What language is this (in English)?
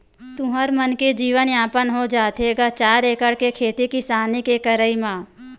Chhattisgarhi